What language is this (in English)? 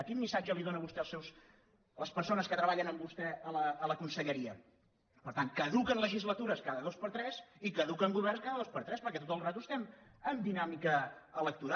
Catalan